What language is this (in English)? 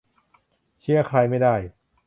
Thai